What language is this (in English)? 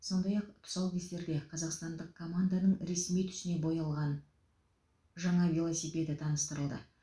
Kazakh